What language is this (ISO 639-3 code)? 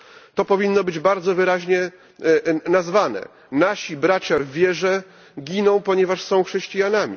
pol